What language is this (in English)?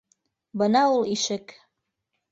Bashkir